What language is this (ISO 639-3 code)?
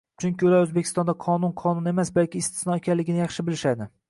uzb